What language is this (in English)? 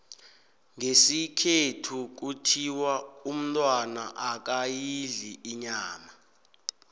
South Ndebele